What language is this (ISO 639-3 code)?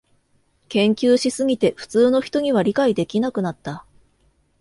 jpn